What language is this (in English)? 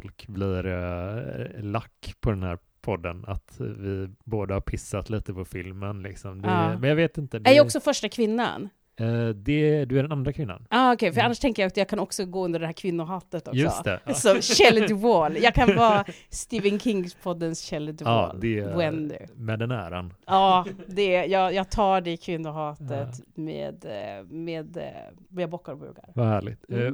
Swedish